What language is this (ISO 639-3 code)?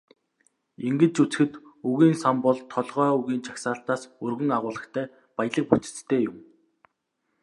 mon